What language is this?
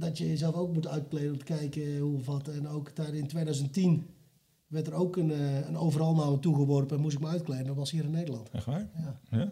Dutch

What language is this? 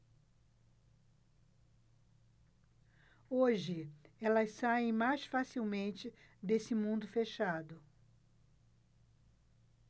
Portuguese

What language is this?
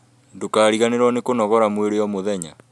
Kikuyu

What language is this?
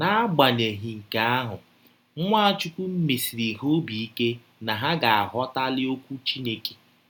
Igbo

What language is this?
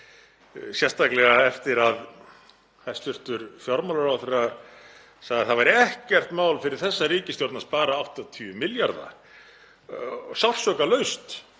Icelandic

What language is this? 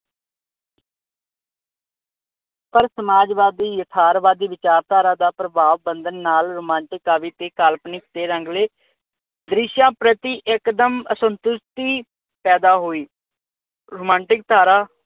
Punjabi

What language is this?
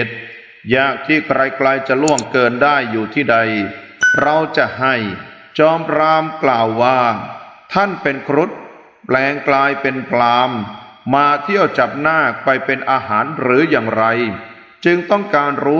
Thai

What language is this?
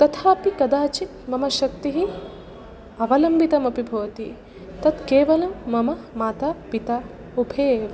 Sanskrit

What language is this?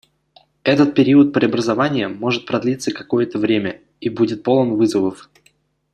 Russian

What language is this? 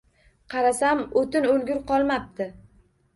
Uzbek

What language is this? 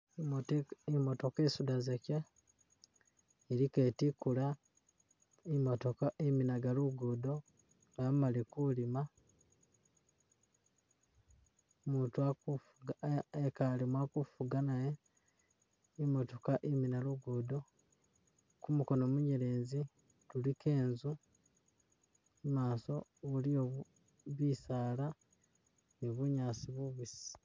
Masaaba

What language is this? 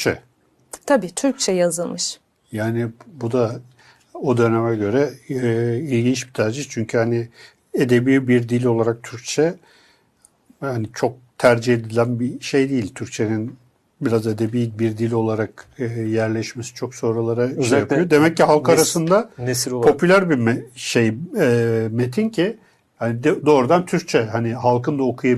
Turkish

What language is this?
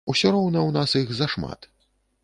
Belarusian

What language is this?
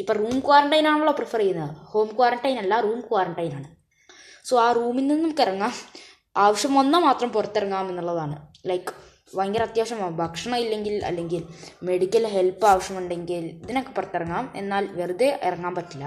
Malayalam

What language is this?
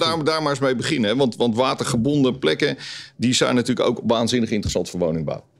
Dutch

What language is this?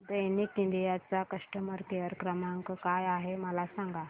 Marathi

